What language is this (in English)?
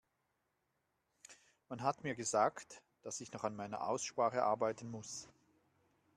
German